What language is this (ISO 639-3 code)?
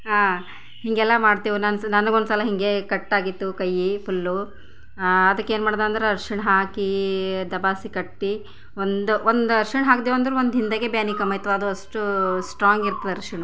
kan